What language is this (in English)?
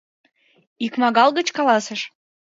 Mari